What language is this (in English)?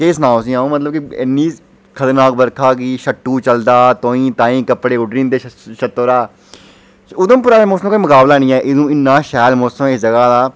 Dogri